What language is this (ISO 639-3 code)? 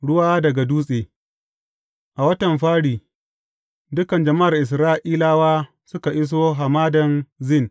hau